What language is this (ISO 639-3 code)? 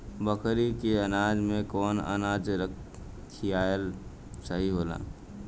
bho